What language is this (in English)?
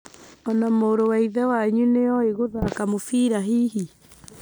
Kikuyu